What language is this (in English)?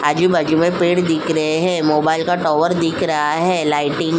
Hindi